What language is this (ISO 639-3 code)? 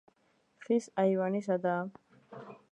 kat